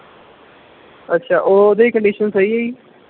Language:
Punjabi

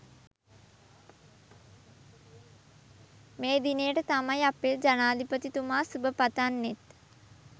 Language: Sinhala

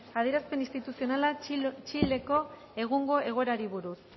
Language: Basque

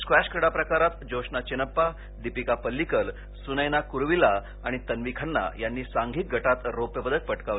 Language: Marathi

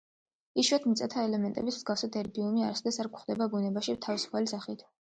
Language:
Georgian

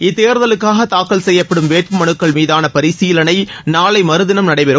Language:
Tamil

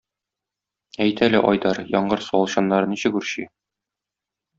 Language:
Tatar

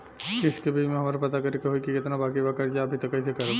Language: Bhojpuri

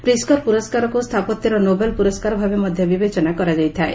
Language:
Odia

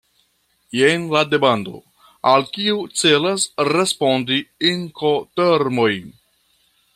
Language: Esperanto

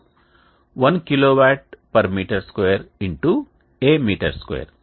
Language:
Telugu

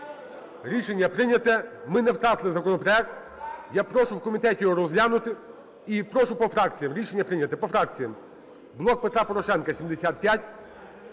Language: Ukrainian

